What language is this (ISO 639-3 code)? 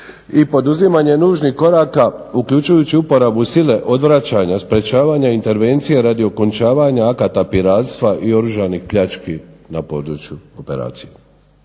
hrv